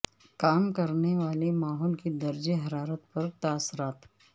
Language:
Urdu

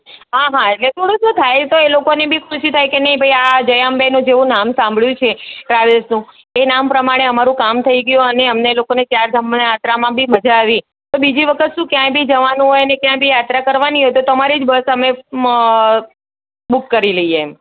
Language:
Gujarati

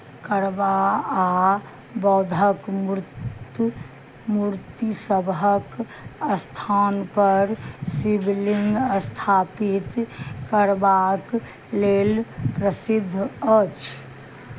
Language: Maithili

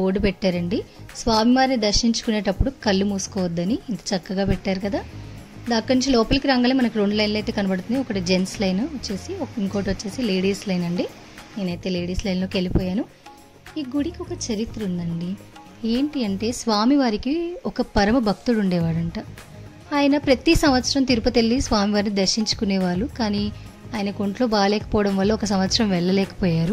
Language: Telugu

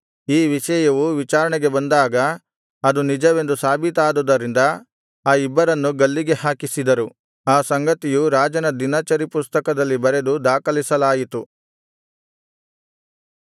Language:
Kannada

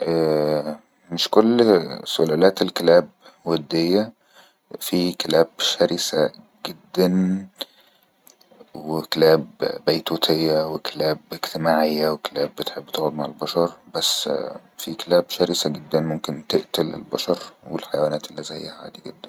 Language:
Egyptian Arabic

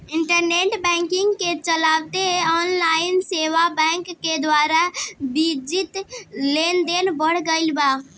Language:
Bhojpuri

